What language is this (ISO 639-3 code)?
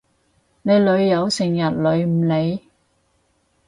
yue